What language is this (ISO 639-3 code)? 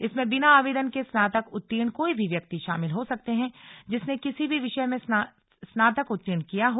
hin